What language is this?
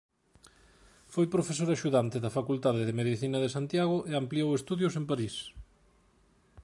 Galician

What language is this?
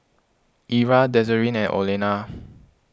English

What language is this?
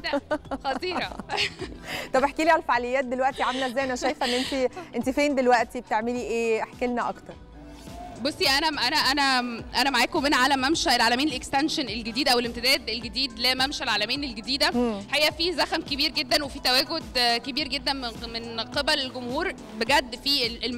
Arabic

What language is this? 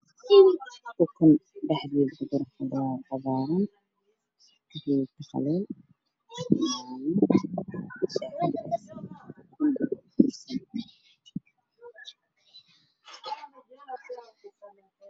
Somali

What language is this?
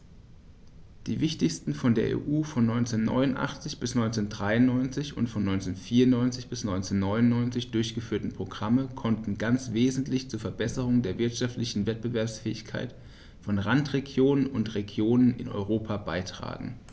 German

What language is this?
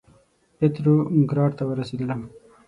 Pashto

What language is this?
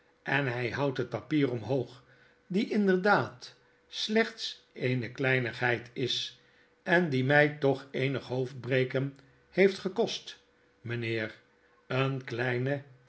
Dutch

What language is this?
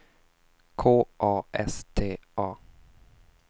Swedish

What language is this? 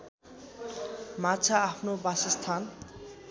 Nepali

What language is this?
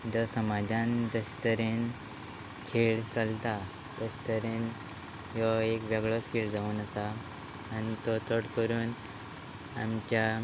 Konkani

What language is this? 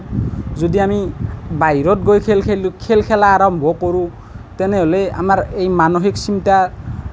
Assamese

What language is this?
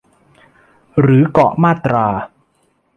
Thai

